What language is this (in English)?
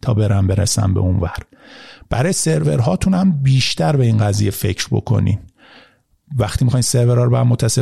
Persian